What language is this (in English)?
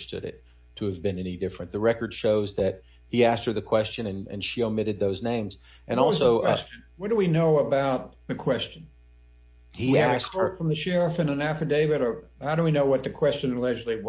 English